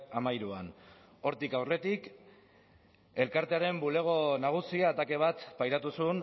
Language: Basque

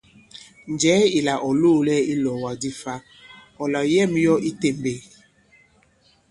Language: Bankon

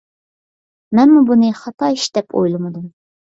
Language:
Uyghur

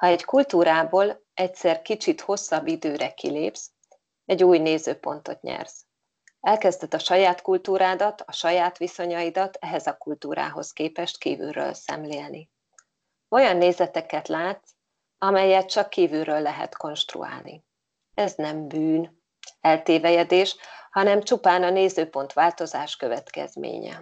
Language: Hungarian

